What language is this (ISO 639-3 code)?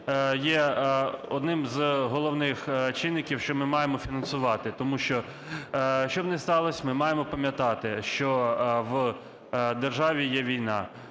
ukr